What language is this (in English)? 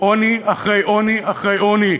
Hebrew